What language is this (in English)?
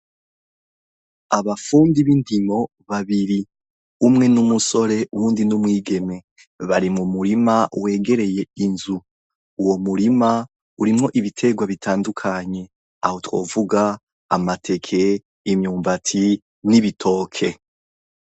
Rundi